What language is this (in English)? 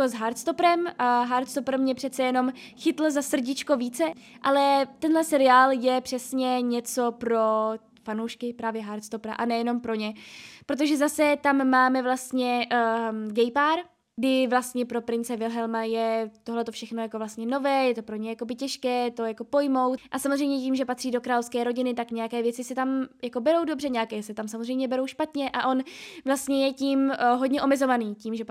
Czech